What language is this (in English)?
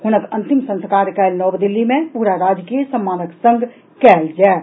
Maithili